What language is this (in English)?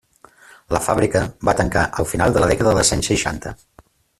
Catalan